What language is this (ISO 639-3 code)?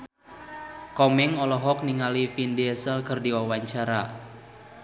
sun